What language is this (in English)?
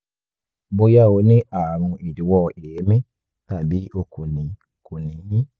Yoruba